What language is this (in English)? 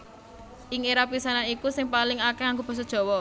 Javanese